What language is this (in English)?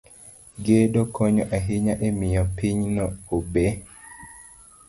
Luo (Kenya and Tanzania)